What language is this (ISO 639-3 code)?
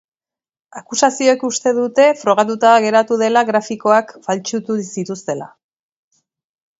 eus